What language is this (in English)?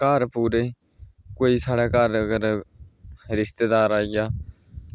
Dogri